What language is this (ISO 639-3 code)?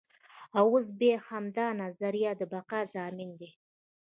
pus